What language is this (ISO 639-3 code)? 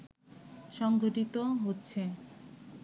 ben